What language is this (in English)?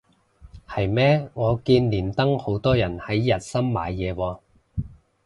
Cantonese